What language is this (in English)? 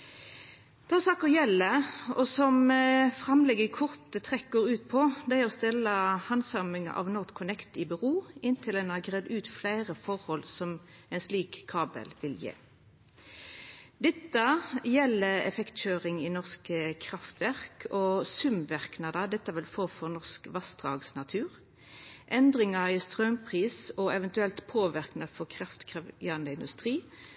Norwegian Nynorsk